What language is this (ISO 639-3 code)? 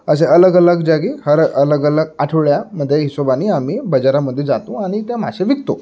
mar